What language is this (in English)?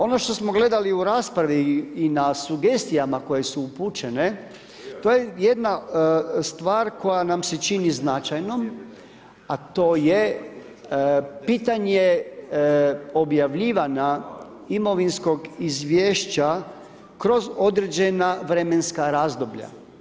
Croatian